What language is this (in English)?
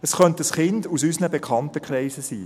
Swiss German